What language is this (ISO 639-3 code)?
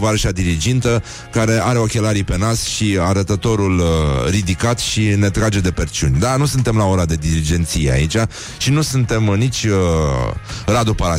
ron